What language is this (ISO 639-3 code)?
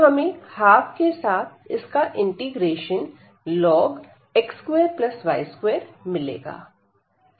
hin